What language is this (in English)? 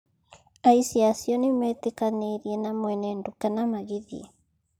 Kikuyu